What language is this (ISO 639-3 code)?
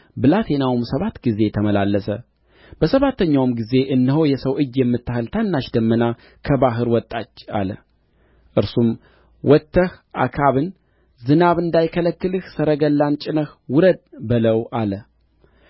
amh